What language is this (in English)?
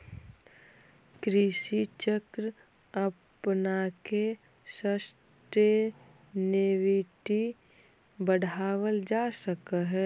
Magahi